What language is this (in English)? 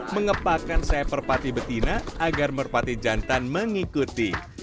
Indonesian